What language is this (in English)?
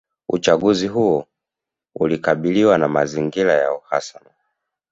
Swahili